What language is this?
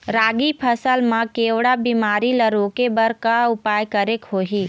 Chhattisgarhi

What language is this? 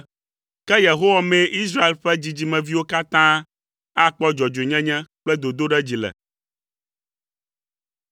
Ewe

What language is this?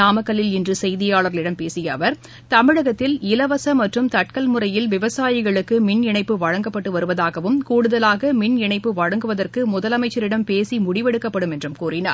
Tamil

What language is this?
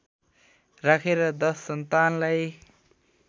Nepali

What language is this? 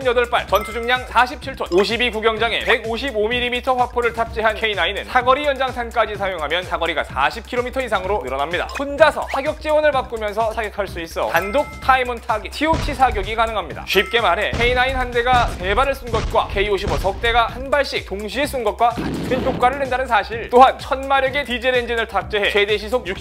Korean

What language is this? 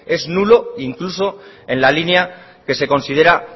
Spanish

